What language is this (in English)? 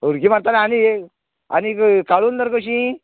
Konkani